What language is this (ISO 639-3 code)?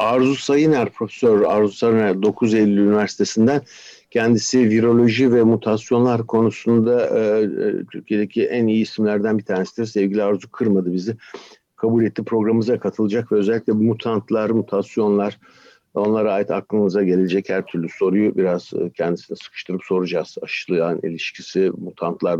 tur